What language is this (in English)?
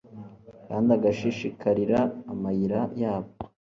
Kinyarwanda